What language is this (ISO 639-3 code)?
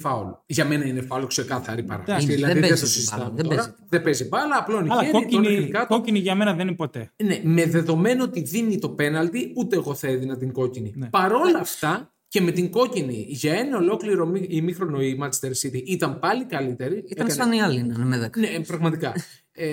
ell